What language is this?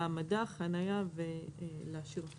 Hebrew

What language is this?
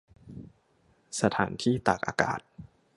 Thai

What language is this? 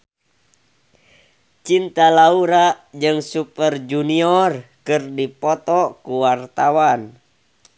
Sundanese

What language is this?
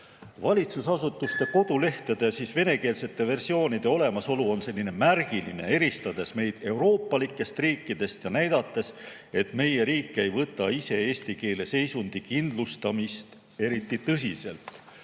Estonian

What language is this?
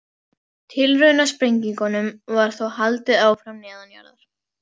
Icelandic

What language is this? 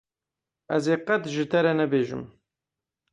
Kurdish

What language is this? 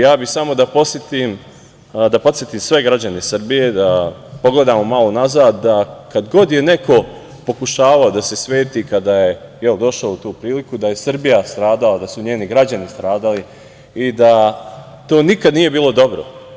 Serbian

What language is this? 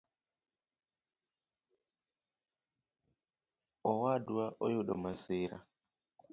Luo (Kenya and Tanzania)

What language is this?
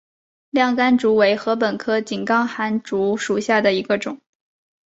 Chinese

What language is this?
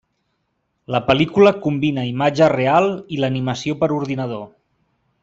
Catalan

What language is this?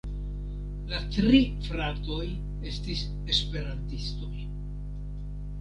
Esperanto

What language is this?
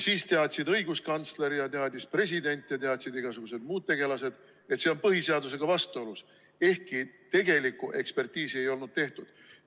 Estonian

